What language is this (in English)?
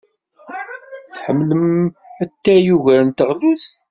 Kabyle